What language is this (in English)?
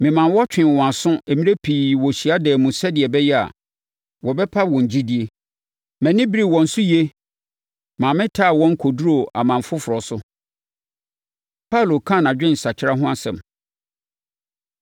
Akan